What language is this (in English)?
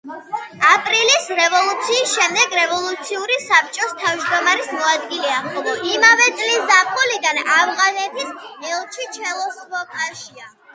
Georgian